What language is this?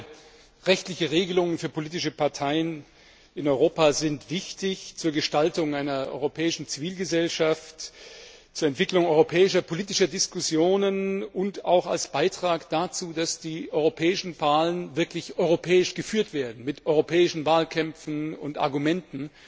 German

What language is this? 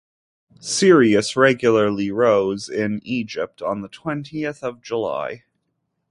English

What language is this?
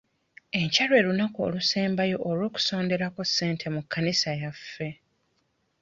Ganda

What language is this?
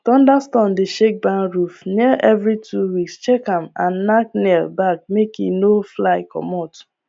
Nigerian Pidgin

